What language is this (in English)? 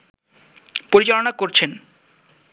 Bangla